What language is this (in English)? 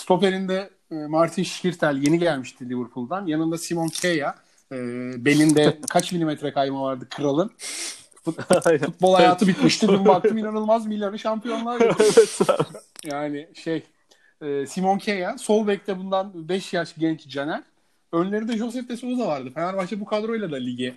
Turkish